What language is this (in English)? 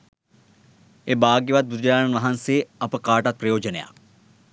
Sinhala